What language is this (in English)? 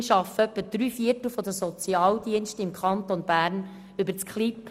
Swiss German